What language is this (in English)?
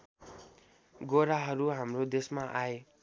Nepali